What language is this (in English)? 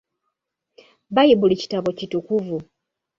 Ganda